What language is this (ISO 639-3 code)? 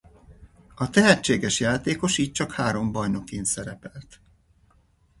hun